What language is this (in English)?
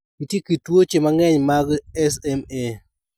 Luo (Kenya and Tanzania)